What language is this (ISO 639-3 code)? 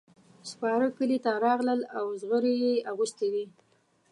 pus